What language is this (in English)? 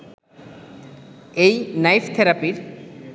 Bangla